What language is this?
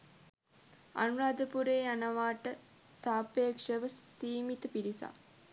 Sinhala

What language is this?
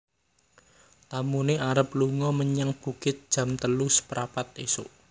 Javanese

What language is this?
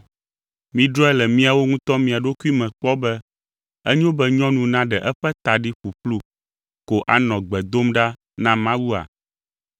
Ewe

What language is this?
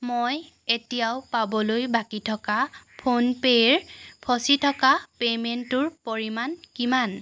Assamese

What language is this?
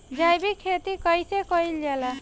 Bhojpuri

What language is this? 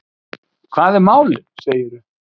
Icelandic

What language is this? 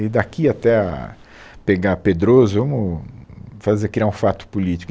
Portuguese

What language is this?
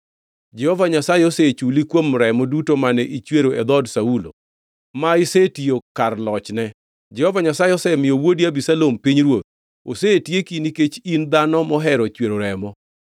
Luo (Kenya and Tanzania)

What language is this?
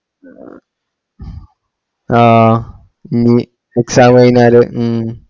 Malayalam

